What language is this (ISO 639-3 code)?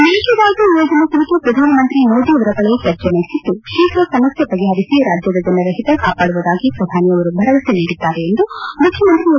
kan